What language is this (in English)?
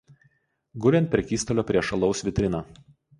Lithuanian